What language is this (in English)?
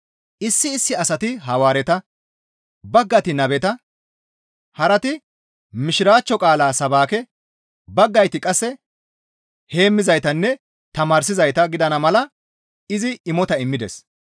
Gamo